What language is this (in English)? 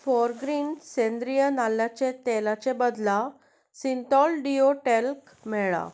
Konkani